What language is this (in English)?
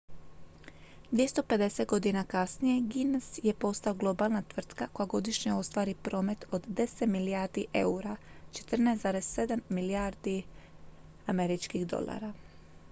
Croatian